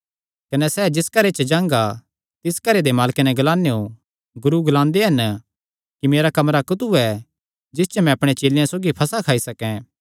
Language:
Kangri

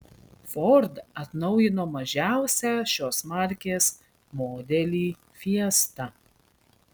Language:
Lithuanian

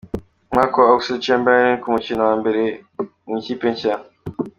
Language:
Kinyarwanda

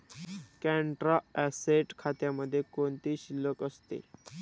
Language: Marathi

